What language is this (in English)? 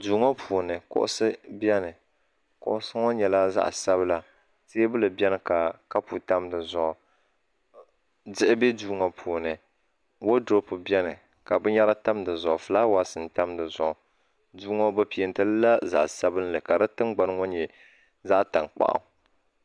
Dagbani